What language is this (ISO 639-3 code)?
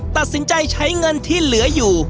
tha